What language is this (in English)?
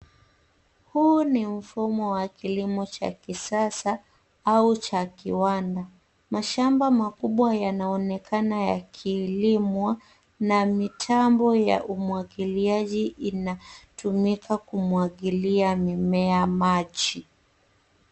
Swahili